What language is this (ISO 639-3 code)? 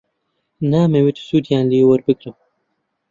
ckb